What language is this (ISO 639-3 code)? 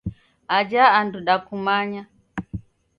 dav